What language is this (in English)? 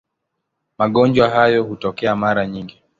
Swahili